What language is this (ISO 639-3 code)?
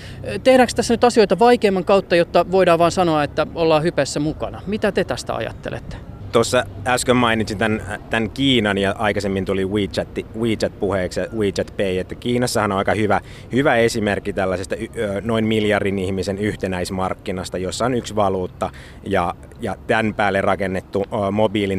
fin